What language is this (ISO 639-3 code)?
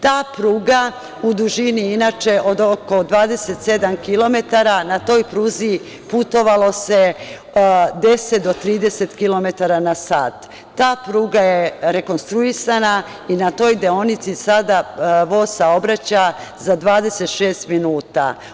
srp